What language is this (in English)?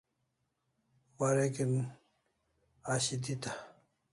Kalasha